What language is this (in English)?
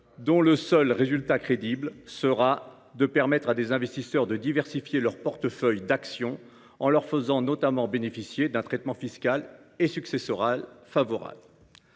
French